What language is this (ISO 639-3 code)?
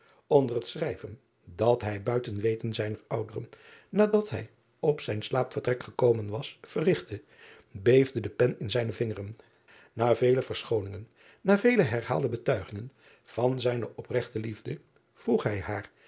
nld